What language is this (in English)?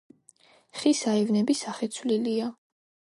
Georgian